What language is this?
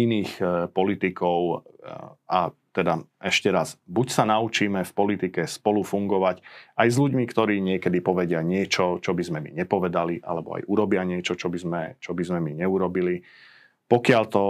Slovak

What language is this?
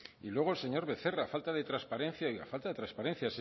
Spanish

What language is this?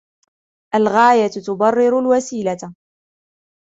Arabic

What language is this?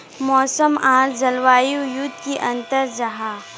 Magahi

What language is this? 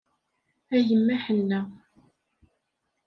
Kabyle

